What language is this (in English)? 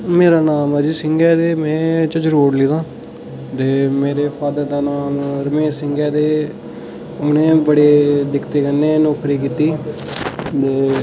Dogri